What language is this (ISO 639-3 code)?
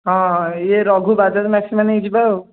ori